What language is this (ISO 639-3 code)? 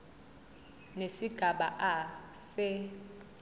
zul